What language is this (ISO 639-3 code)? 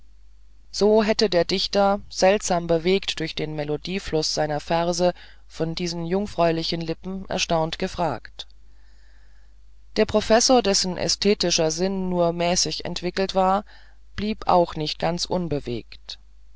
deu